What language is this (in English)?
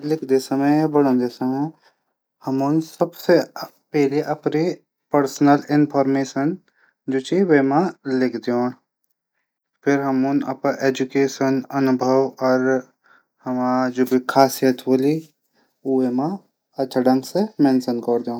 Garhwali